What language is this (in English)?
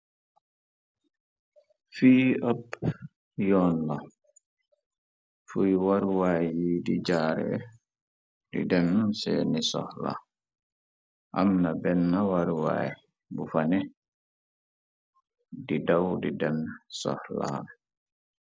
Wolof